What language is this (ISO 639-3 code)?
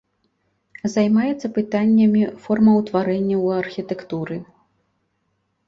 bel